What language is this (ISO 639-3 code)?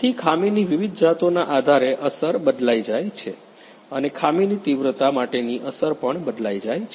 guj